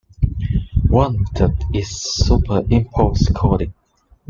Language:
English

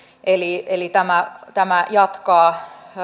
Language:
Finnish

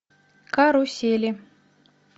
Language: Russian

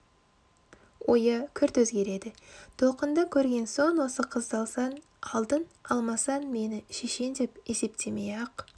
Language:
Kazakh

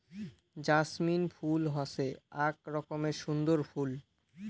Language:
Bangla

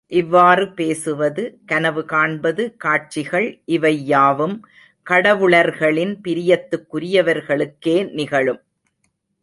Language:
Tamil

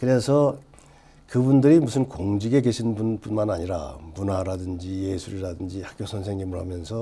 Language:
Korean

